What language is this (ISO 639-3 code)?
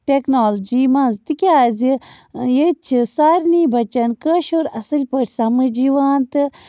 kas